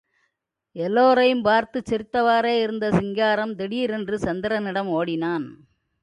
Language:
Tamil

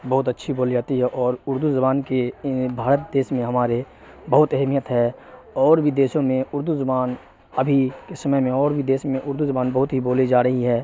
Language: Urdu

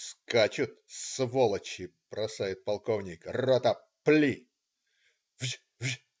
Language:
Russian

